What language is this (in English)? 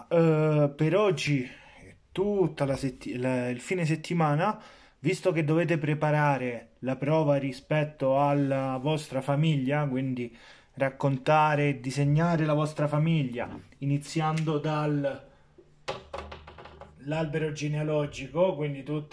Italian